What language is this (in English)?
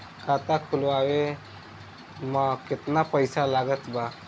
Bhojpuri